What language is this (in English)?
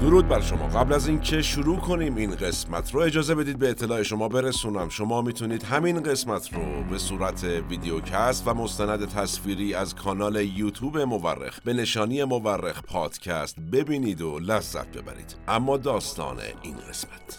Persian